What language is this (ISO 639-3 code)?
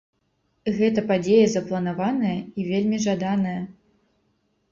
bel